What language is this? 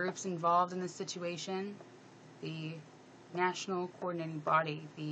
English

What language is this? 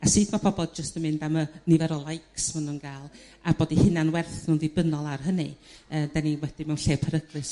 Welsh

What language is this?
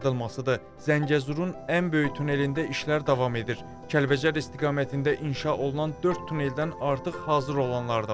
Turkish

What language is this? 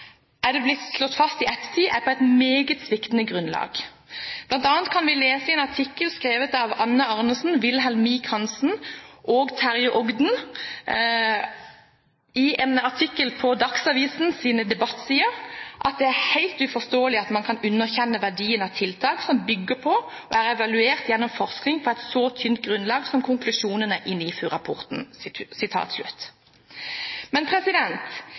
Norwegian Bokmål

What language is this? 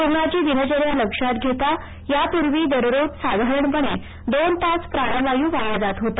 Marathi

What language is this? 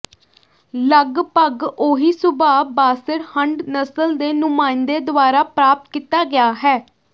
Punjabi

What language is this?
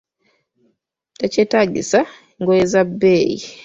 Ganda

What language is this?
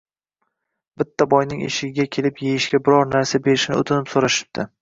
Uzbek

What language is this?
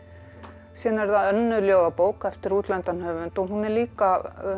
Icelandic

